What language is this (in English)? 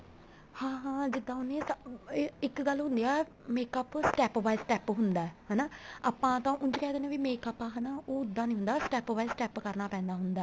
Punjabi